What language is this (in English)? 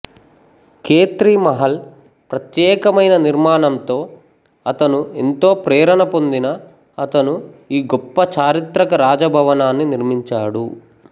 Telugu